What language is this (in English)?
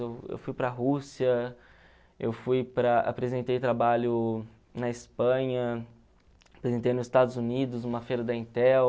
Portuguese